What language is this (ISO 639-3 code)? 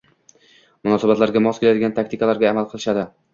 uzb